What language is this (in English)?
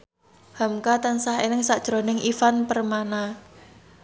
Javanese